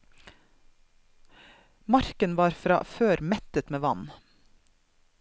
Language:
Norwegian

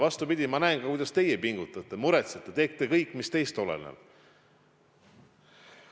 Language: Estonian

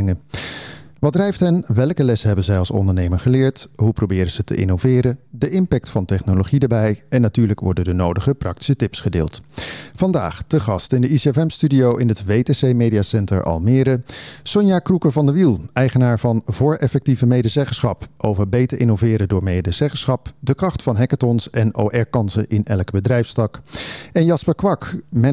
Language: Dutch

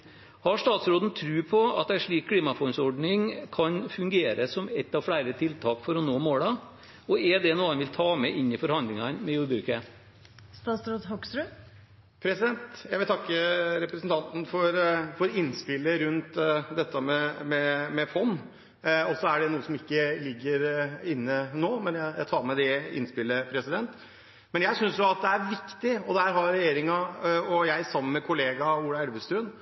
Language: Norwegian Bokmål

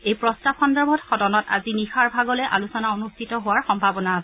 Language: Assamese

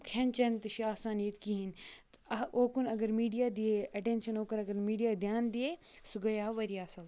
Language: Kashmiri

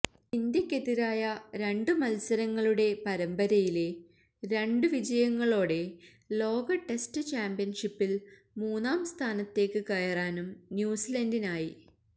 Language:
Malayalam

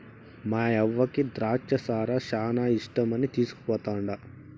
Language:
Telugu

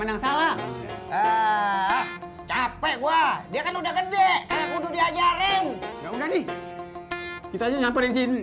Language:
Indonesian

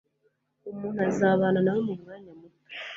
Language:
Kinyarwanda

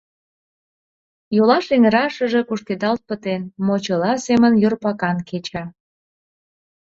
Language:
Mari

